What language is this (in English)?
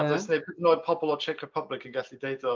Welsh